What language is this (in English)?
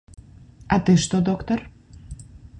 Belarusian